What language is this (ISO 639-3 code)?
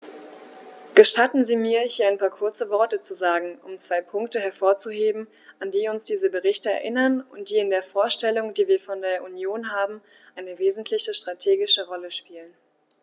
deu